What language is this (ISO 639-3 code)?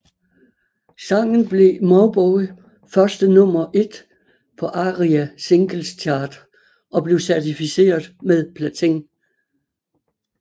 dan